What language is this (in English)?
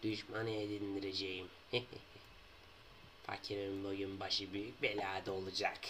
Turkish